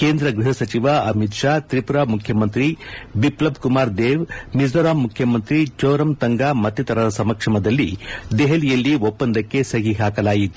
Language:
Kannada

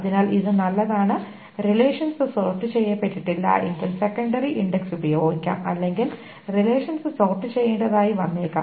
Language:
Malayalam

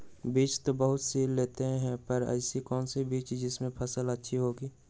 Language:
Magahi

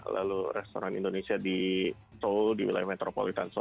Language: Indonesian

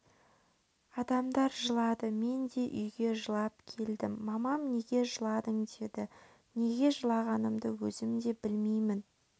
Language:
Kazakh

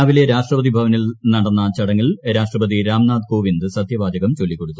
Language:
Malayalam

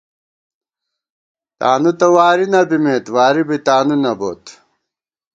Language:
Gawar-Bati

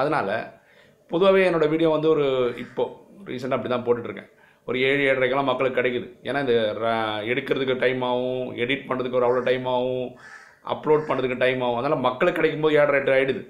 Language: Tamil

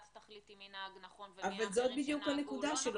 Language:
Hebrew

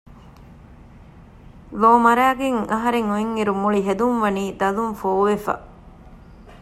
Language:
Divehi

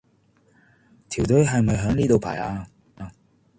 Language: Cantonese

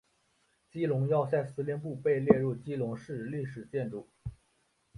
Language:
Chinese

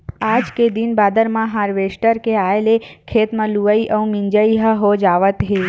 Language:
Chhattisgarhi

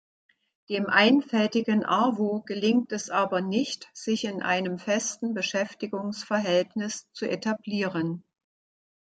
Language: German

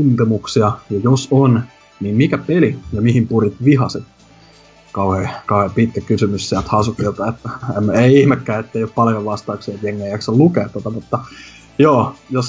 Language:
Finnish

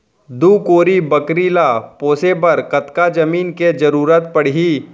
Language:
Chhattisgarhi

